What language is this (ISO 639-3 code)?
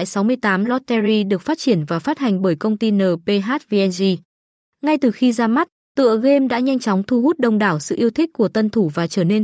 vie